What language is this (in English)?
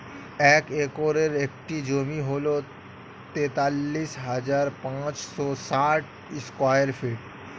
Bangla